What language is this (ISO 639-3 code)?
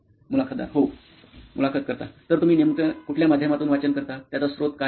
mar